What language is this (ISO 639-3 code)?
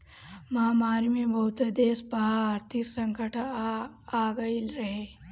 bho